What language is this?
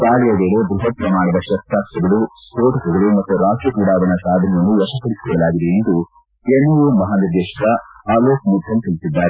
Kannada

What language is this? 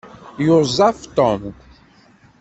Kabyle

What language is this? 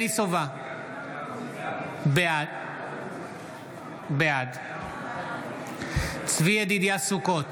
Hebrew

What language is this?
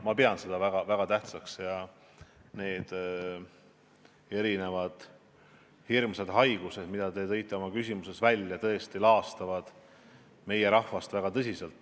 Estonian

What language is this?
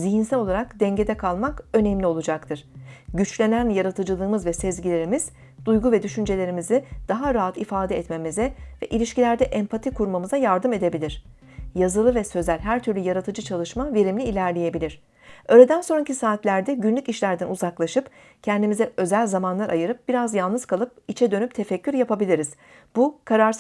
Turkish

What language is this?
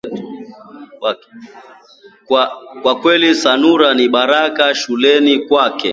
Swahili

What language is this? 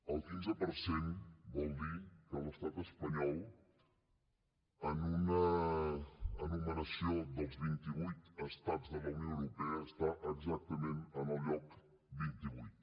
Catalan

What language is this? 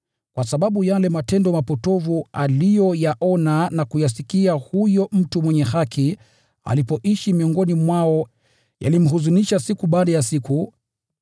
Swahili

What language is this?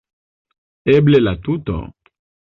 Esperanto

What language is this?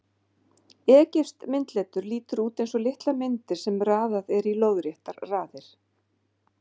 Icelandic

